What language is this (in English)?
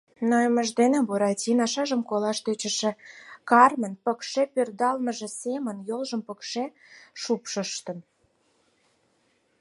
Mari